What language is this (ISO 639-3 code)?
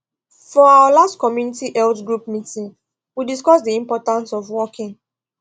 pcm